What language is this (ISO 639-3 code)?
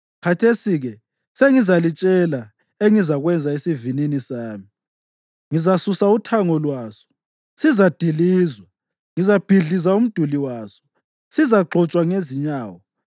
nde